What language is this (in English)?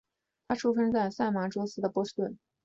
Chinese